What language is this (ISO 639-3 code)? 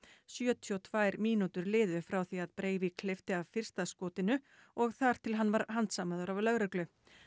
isl